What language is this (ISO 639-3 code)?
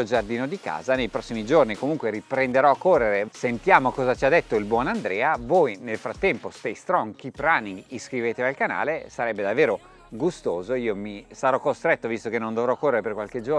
ita